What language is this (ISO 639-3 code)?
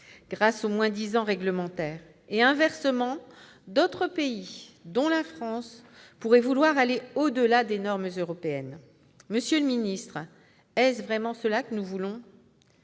fra